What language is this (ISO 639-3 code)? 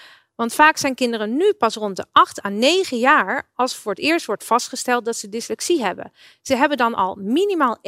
nld